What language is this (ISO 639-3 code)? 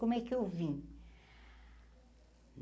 por